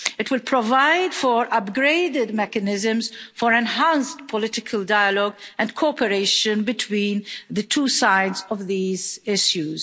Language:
English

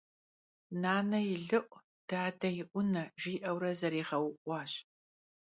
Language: Kabardian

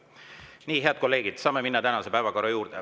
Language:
Estonian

